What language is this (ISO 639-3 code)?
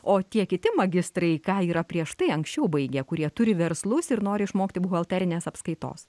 lit